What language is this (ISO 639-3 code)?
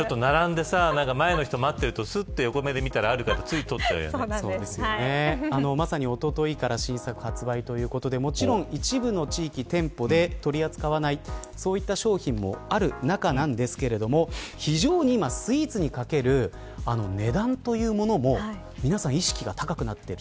jpn